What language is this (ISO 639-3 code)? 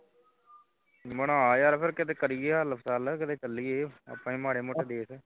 pan